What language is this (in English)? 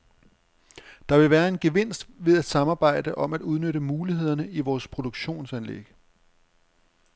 Danish